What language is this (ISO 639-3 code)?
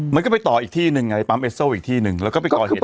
tha